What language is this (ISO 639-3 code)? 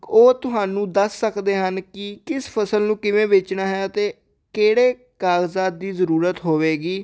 pan